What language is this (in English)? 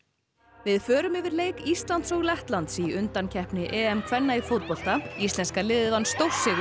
Icelandic